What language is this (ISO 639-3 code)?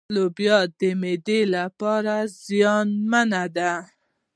pus